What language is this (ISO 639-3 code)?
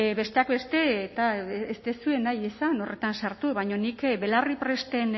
eus